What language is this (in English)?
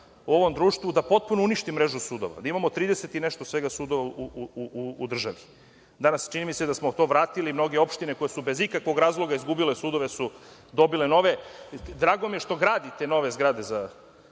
Serbian